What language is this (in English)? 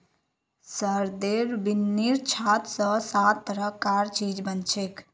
Magahi